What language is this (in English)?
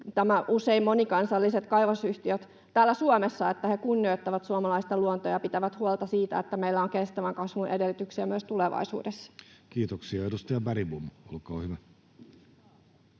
Finnish